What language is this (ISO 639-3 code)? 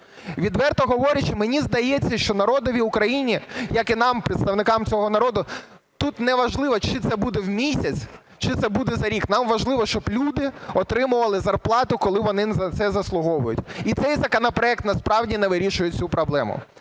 ukr